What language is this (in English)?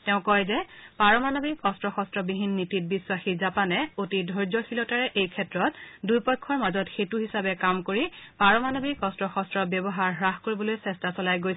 Assamese